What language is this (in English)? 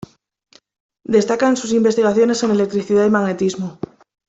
Spanish